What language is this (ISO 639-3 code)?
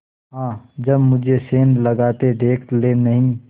hin